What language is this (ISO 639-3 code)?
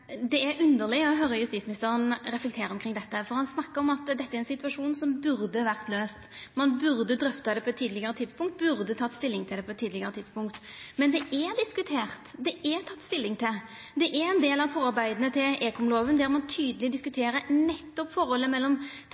nno